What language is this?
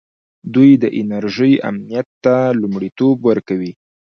Pashto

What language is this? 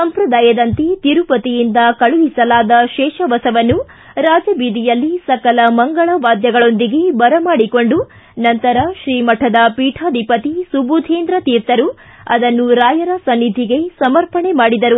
Kannada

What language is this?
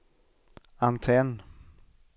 Swedish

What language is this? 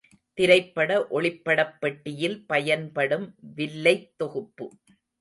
Tamil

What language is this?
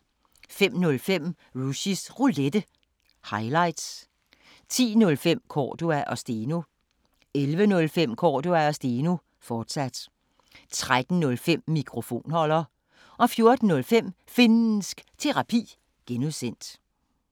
Danish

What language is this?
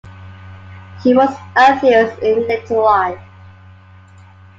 English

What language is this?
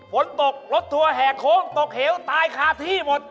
Thai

